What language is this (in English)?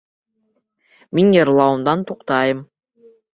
Bashkir